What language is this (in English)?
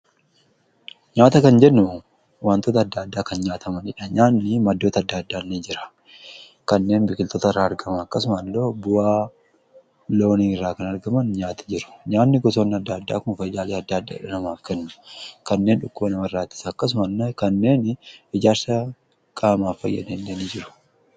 Oromo